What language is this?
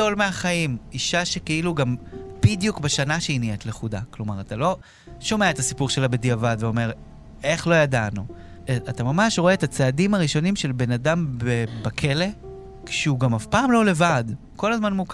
Hebrew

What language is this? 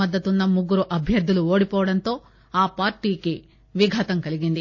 Telugu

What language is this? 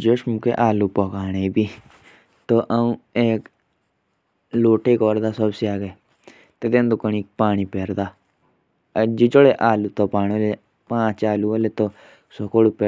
Jaunsari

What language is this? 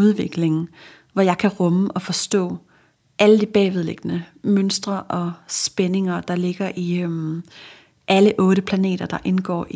Danish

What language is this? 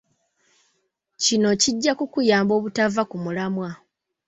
Ganda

